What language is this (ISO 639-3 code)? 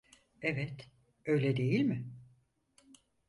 tur